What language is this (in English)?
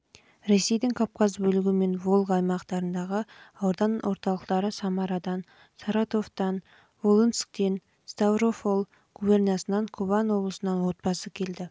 Kazakh